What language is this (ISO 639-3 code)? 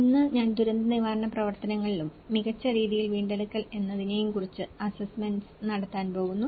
mal